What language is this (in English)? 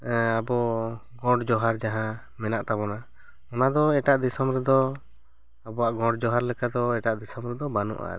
Santali